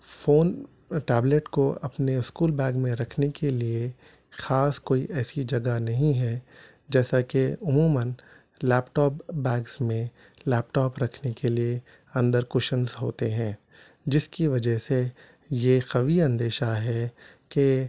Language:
Urdu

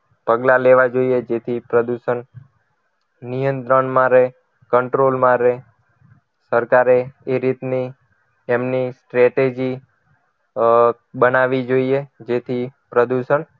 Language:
Gujarati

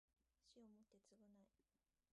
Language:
Japanese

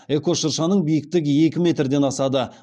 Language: Kazakh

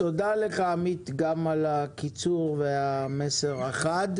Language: Hebrew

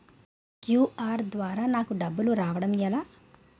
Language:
Telugu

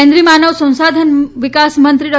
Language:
Gujarati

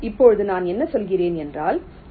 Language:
Tamil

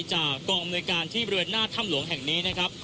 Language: Thai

